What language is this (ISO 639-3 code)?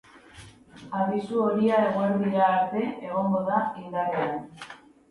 eus